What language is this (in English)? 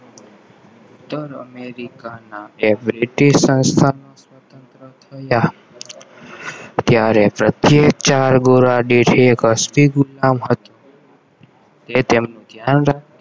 Gujarati